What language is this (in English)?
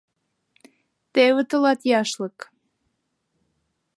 Mari